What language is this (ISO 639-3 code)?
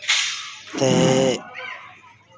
doi